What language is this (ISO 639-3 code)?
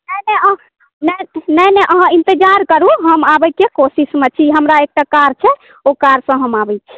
mai